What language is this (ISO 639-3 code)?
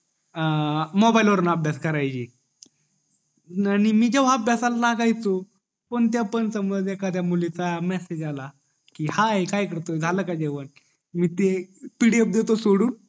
mar